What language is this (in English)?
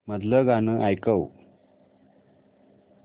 Marathi